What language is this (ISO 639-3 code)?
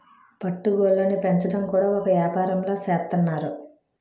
tel